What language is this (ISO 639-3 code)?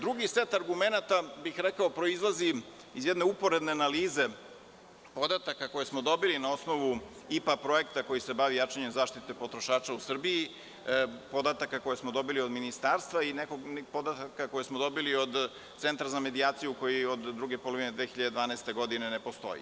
srp